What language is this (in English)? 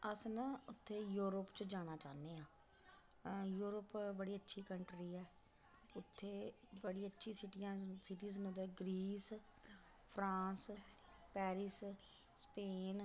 Dogri